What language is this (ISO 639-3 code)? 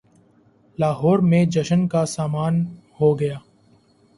urd